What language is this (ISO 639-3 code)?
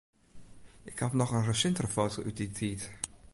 fry